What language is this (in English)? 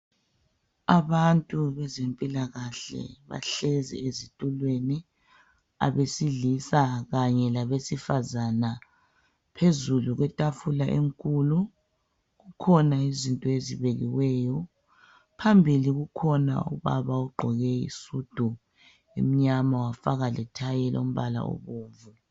North Ndebele